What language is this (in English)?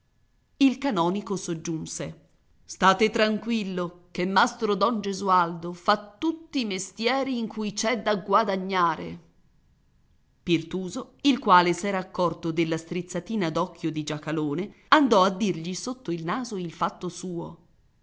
Italian